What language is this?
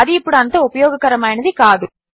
Telugu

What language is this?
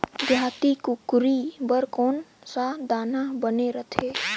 Chhattisgarhi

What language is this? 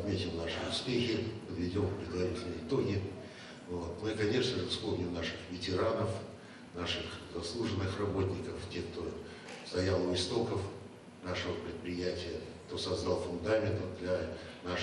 Russian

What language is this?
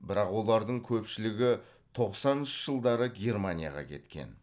Kazakh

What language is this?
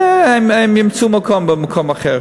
Hebrew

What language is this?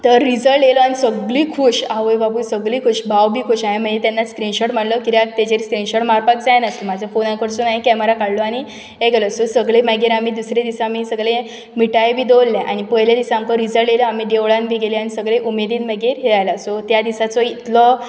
Konkani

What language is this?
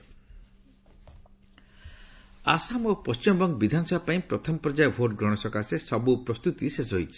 Odia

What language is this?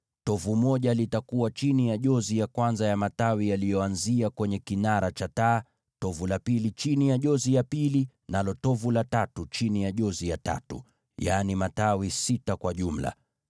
Swahili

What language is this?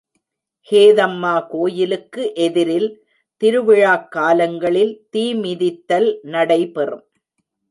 Tamil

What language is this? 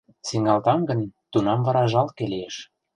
Mari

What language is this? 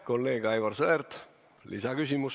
Estonian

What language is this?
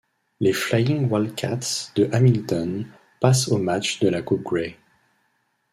French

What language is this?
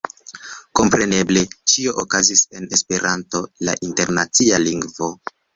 Esperanto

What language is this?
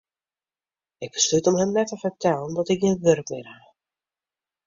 Western Frisian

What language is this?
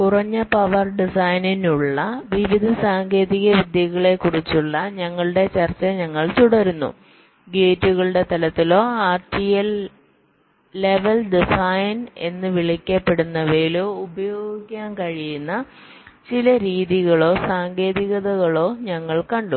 Malayalam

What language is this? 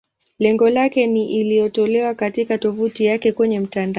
Swahili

